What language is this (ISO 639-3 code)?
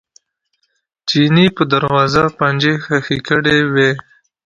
pus